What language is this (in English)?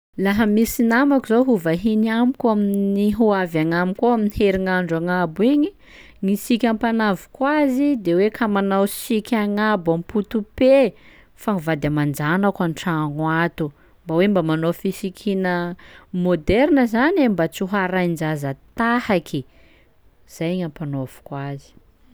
Sakalava Malagasy